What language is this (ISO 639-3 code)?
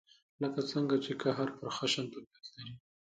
pus